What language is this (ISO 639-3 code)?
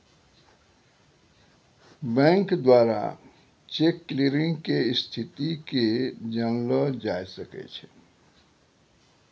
mai